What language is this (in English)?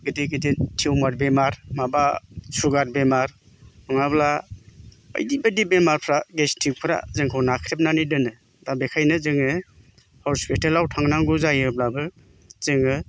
Bodo